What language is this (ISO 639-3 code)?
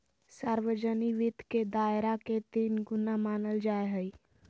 mag